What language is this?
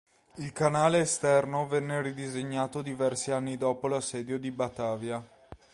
Italian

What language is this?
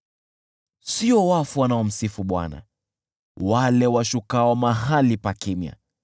Swahili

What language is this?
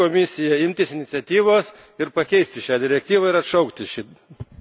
Lithuanian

